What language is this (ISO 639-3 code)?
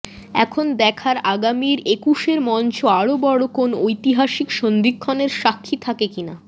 ben